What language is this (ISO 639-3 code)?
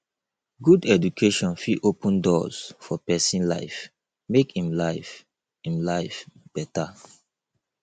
pcm